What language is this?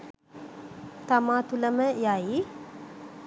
Sinhala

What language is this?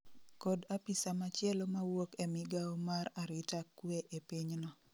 Luo (Kenya and Tanzania)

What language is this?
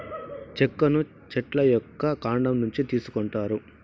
Telugu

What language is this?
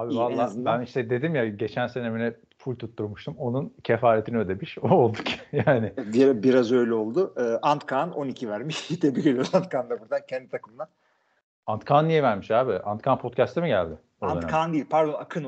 Turkish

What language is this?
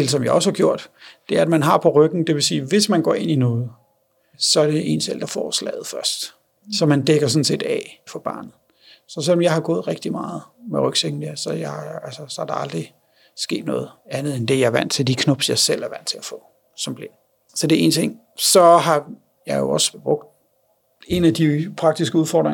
Danish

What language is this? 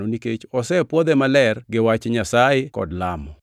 Luo (Kenya and Tanzania)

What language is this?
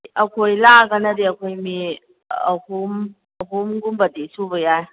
Manipuri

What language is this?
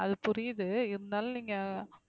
Tamil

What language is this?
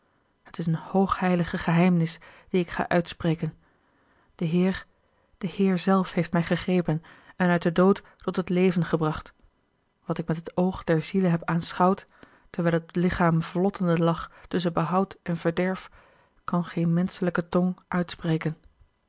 Dutch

